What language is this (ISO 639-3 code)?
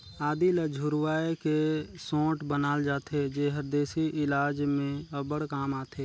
hne